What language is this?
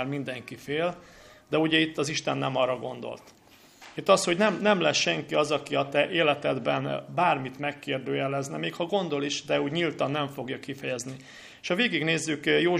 Hungarian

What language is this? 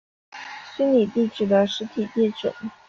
Chinese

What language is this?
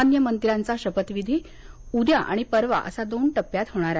Marathi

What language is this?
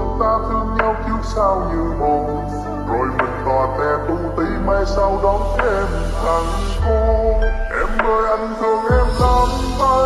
Vietnamese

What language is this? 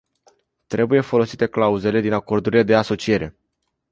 Romanian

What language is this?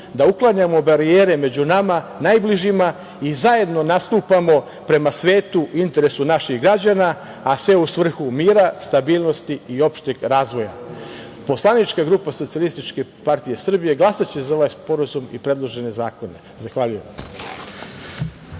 Serbian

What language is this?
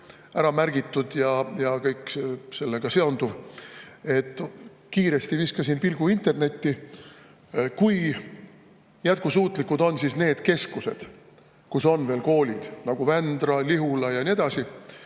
Estonian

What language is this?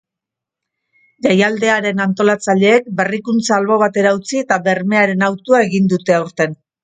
Basque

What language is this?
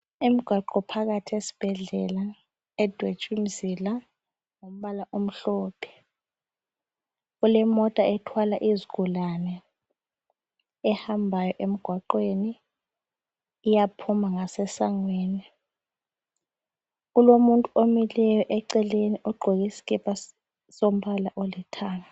North Ndebele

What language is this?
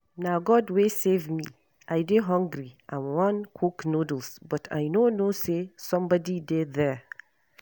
Nigerian Pidgin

